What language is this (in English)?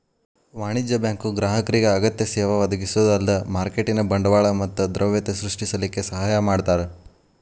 Kannada